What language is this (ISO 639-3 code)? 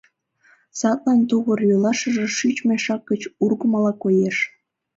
chm